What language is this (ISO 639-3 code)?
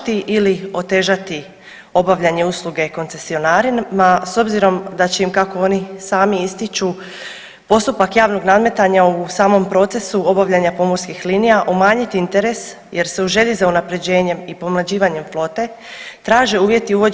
hrv